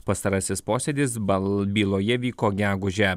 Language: Lithuanian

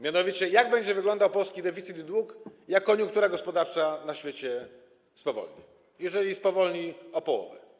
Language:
Polish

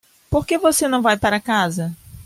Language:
Portuguese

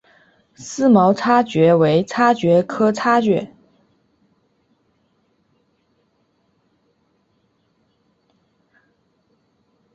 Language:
Chinese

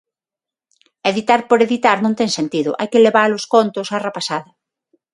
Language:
Galician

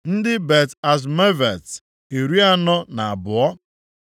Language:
Igbo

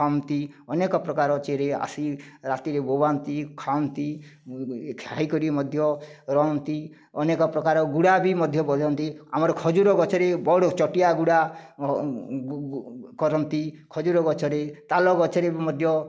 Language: Odia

